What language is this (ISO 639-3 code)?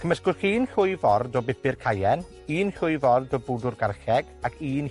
cym